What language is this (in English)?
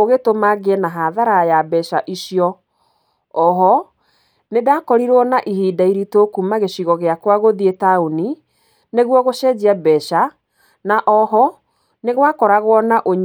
Kikuyu